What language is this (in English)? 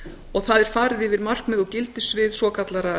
Icelandic